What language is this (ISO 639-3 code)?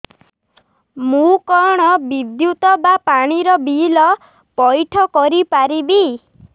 ori